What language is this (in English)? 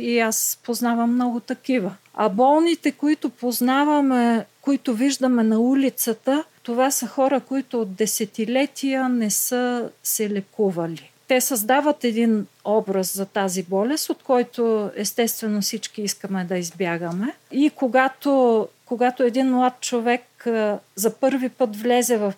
Bulgarian